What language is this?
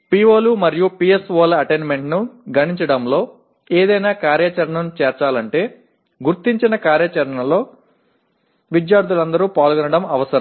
Telugu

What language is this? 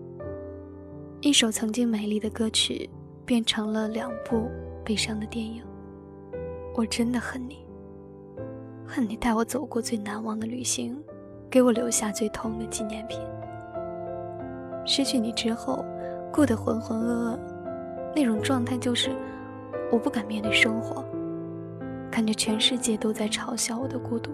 Chinese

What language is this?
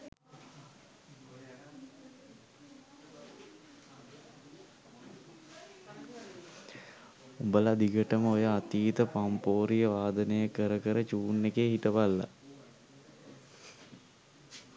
Sinhala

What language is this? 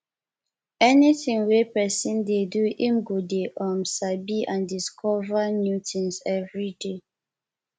Nigerian Pidgin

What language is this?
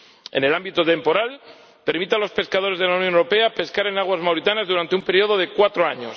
Spanish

